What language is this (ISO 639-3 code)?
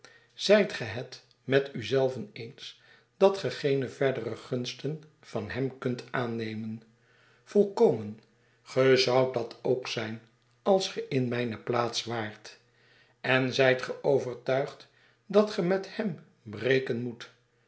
nld